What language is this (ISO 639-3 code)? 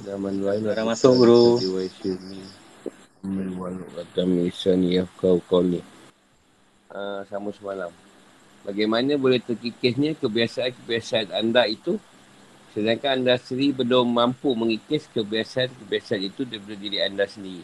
msa